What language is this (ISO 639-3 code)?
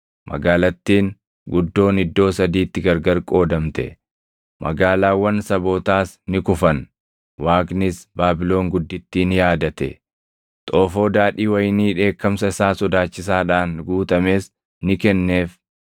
orm